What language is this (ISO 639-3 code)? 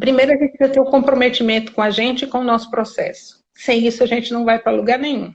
por